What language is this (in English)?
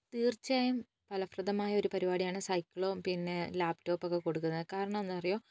Malayalam